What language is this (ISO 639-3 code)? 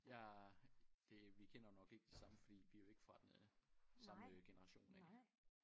dan